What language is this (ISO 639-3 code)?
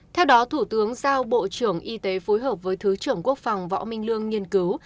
vie